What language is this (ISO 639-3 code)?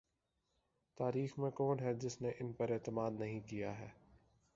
urd